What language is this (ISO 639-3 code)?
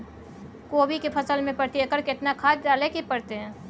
mai